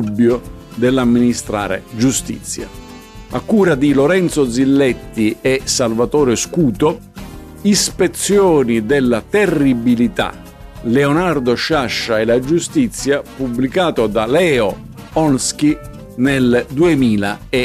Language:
Italian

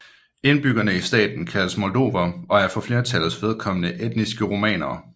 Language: Danish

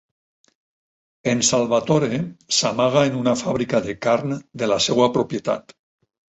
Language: Catalan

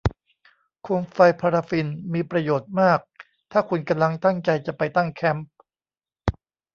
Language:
Thai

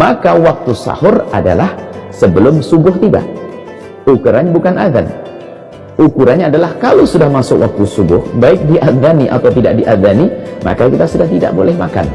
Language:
Indonesian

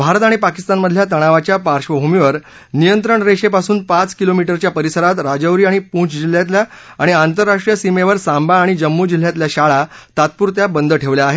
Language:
Marathi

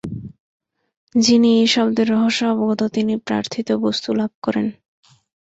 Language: Bangla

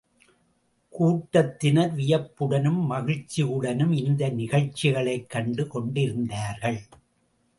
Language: Tamil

